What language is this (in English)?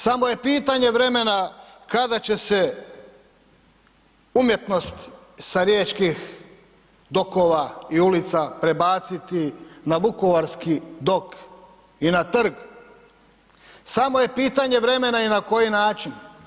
Croatian